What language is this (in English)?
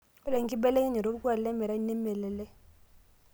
Masai